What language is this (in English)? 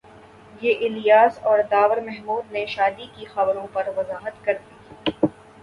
Urdu